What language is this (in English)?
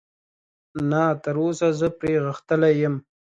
Pashto